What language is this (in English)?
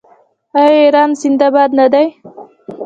Pashto